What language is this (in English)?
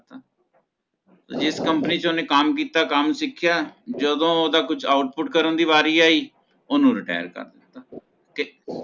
Punjabi